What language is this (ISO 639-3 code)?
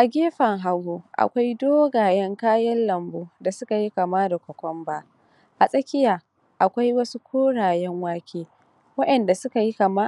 hau